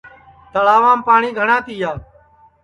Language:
Sansi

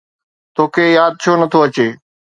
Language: Sindhi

